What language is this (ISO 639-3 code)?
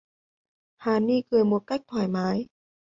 vie